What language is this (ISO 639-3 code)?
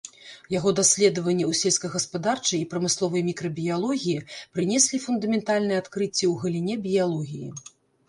bel